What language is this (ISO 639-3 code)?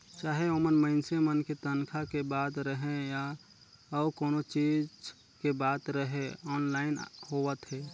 hne